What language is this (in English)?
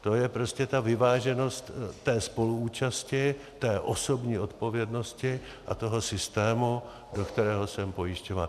Czech